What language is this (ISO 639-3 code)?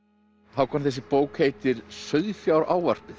isl